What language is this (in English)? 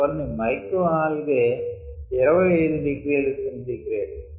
Telugu